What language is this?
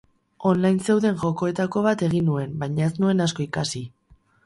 Basque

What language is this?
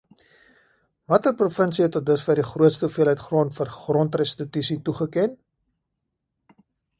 Afrikaans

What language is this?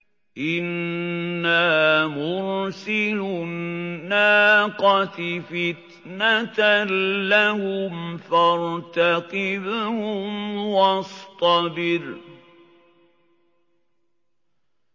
Arabic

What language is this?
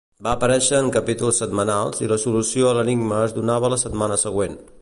Catalan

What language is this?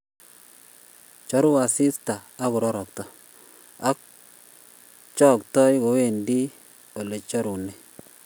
Kalenjin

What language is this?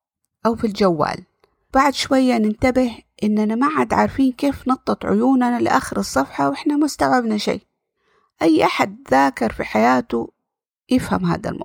Arabic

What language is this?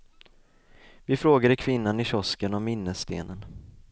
Swedish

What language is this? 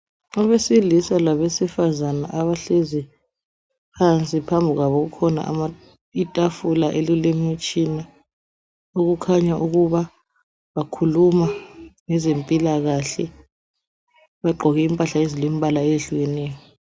North Ndebele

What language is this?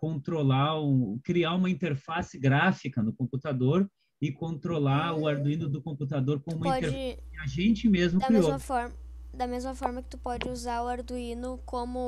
Portuguese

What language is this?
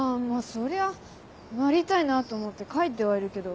Japanese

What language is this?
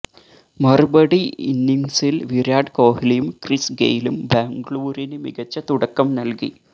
Malayalam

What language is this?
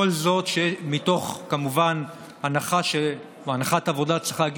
Hebrew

